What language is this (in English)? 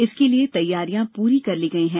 Hindi